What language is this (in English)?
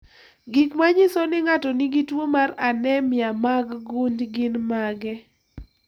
Luo (Kenya and Tanzania)